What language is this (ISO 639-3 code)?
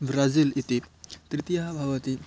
san